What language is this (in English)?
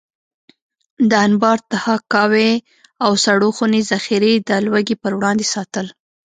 Pashto